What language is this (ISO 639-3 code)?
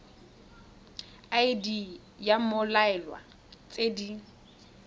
tsn